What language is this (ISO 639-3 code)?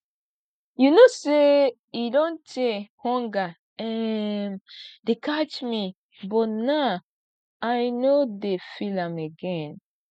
pcm